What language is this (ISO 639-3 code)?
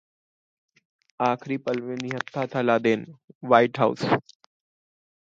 hin